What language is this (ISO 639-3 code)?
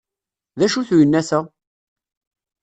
kab